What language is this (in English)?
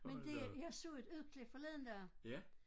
Danish